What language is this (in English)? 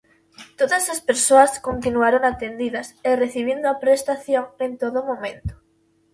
Galician